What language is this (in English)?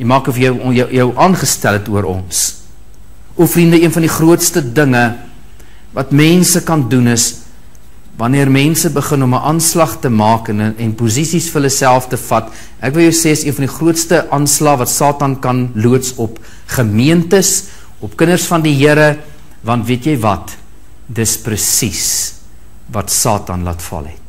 Dutch